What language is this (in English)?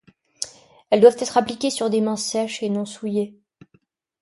French